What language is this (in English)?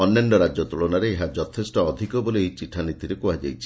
Odia